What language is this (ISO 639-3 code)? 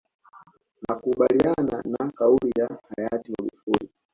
swa